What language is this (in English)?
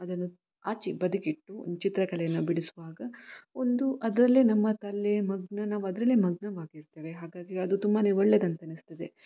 Kannada